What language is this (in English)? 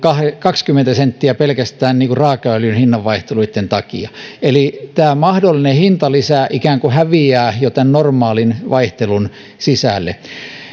Finnish